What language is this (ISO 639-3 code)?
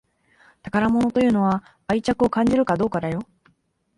jpn